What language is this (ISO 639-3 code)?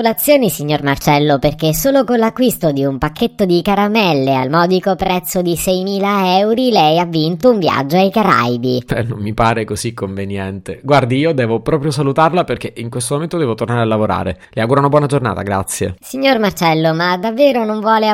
ita